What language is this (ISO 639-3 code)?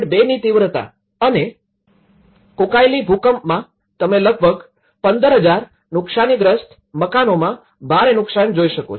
guj